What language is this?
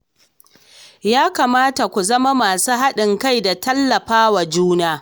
Hausa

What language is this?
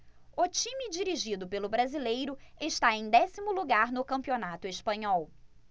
Portuguese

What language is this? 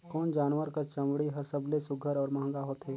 Chhattisgarhi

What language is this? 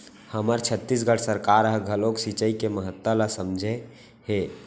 Chhattisgarhi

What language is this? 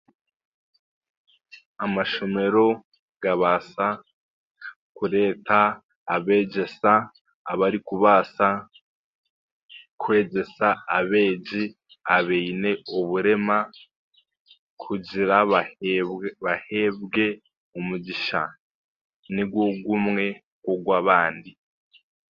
Chiga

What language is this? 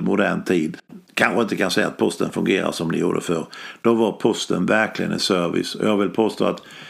Swedish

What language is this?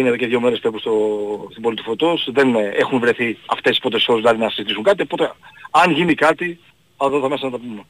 Greek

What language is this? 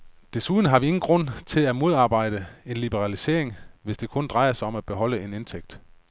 Danish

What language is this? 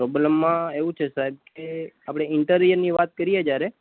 Gujarati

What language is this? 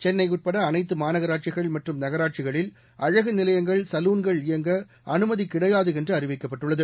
Tamil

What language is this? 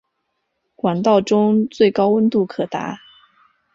Chinese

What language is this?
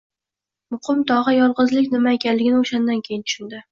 Uzbek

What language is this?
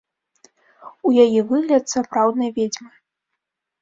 Belarusian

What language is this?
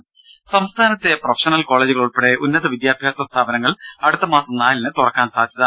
Malayalam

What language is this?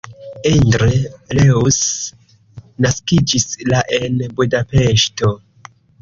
Esperanto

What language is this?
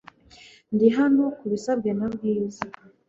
Kinyarwanda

